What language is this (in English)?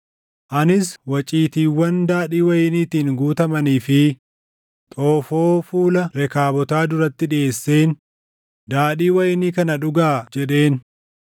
Oromo